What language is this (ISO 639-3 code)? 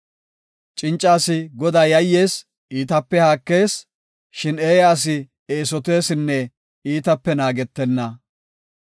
gof